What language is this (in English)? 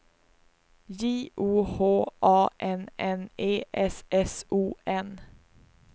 Swedish